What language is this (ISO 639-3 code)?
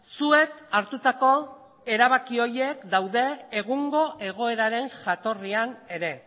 eus